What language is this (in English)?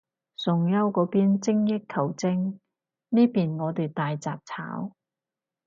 Cantonese